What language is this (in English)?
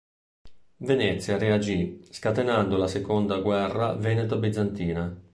Italian